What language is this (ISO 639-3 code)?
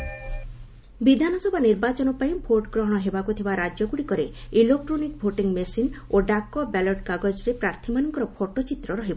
ori